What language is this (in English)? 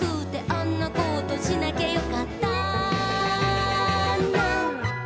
Japanese